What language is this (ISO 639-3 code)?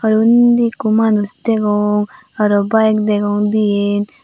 ccp